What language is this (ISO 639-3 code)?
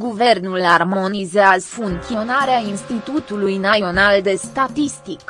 ron